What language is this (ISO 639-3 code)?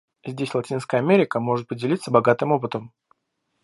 rus